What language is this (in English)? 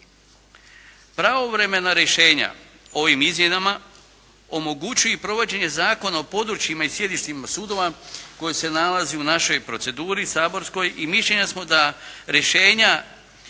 Croatian